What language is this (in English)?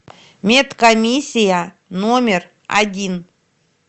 Russian